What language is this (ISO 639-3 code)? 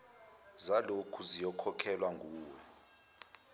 zul